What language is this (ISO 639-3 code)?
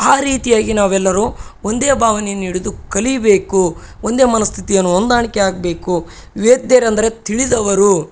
kan